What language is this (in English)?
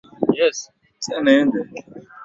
Swahili